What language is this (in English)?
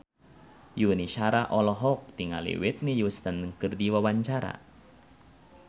Sundanese